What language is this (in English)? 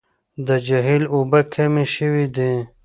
Pashto